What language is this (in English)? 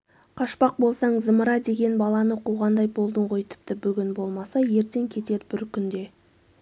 Kazakh